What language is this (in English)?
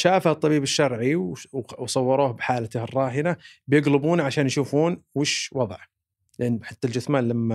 Arabic